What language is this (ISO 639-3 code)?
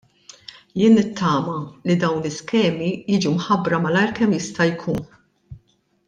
mlt